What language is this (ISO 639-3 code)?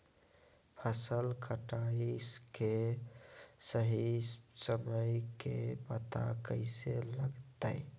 mag